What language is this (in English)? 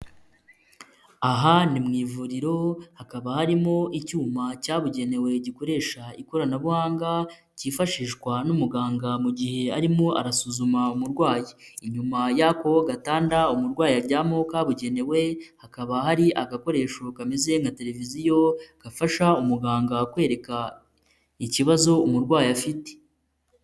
Kinyarwanda